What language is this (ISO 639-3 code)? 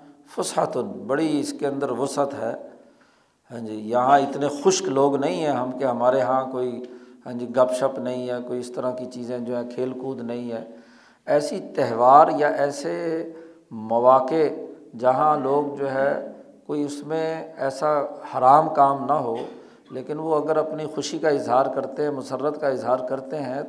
urd